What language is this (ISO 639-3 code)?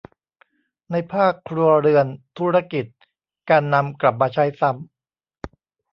tha